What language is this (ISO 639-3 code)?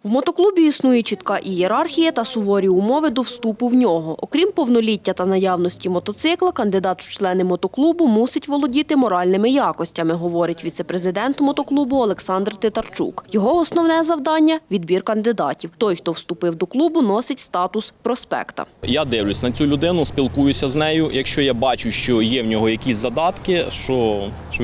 ukr